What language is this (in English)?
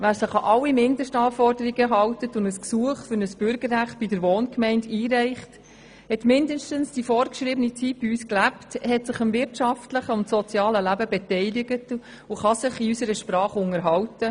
Swiss German